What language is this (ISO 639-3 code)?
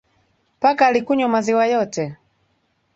swa